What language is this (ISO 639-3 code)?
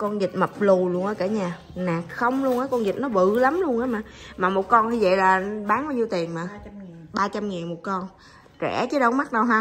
vie